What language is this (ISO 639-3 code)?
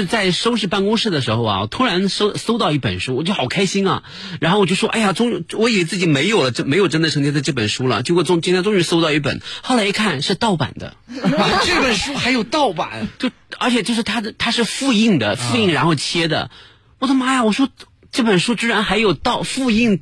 zho